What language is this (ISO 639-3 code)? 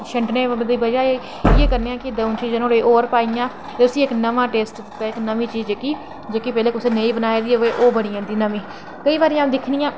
doi